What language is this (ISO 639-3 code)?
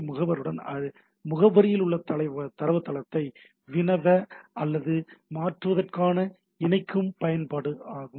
tam